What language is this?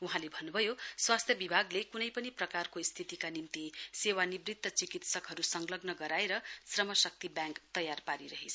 Nepali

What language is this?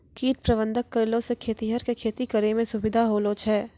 Maithili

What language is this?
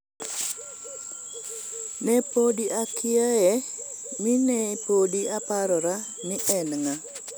Luo (Kenya and Tanzania)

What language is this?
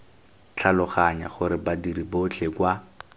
Tswana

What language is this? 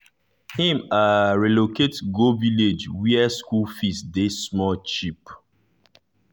Nigerian Pidgin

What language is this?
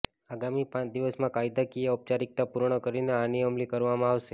Gujarati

